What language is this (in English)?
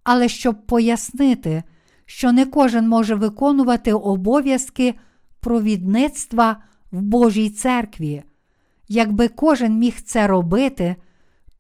Ukrainian